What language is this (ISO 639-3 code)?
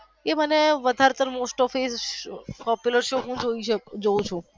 guj